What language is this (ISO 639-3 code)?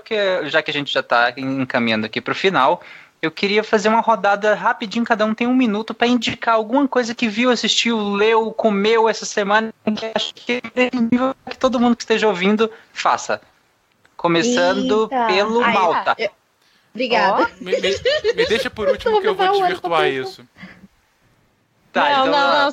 por